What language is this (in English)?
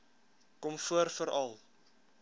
Afrikaans